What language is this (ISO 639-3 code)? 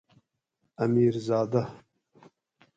gwc